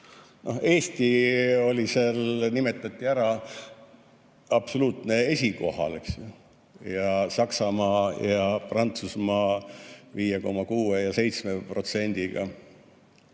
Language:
Estonian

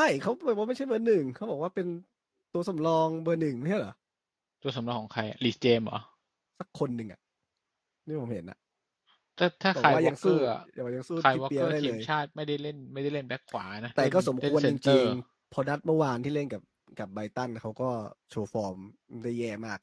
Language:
Thai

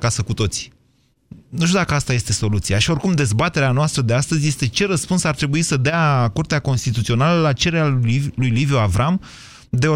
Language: Romanian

